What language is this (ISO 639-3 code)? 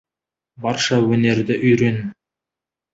kaz